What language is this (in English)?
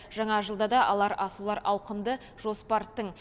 Kazakh